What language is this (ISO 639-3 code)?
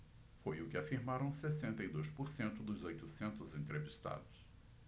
por